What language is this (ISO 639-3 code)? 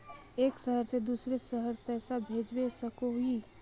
mag